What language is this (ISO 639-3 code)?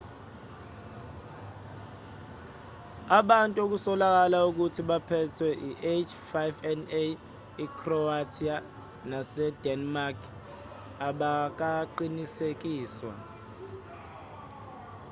zul